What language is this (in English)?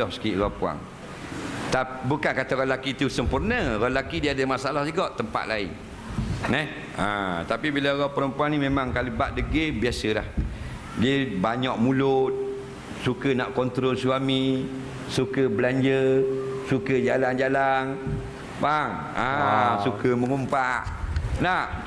Malay